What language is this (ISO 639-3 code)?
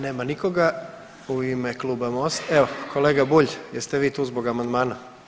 hrv